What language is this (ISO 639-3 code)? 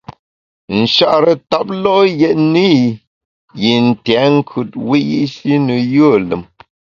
bax